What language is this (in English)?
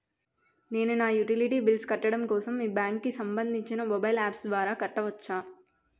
Telugu